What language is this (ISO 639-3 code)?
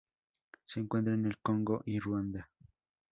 spa